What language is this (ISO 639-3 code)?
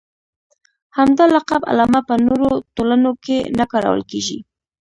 pus